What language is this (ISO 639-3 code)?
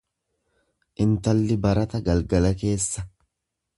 orm